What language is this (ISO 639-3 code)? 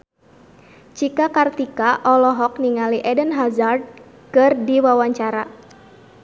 sun